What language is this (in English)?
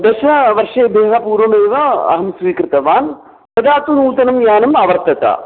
Sanskrit